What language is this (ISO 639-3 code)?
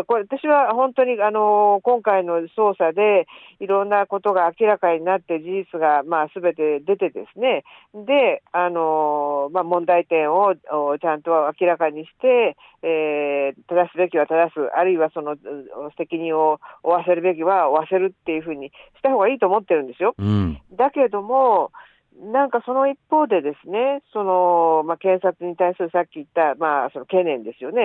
jpn